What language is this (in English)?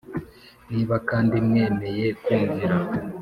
Kinyarwanda